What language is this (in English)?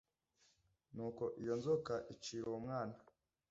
Kinyarwanda